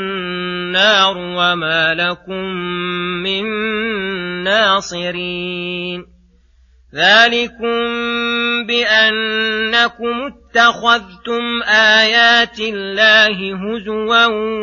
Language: Arabic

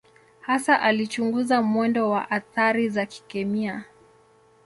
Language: Swahili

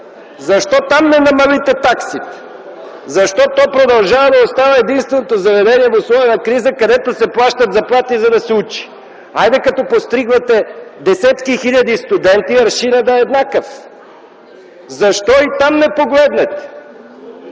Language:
Bulgarian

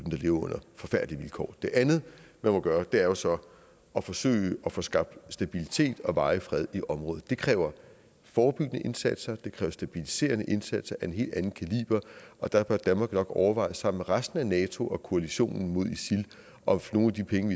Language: Danish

